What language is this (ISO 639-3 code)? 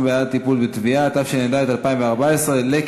heb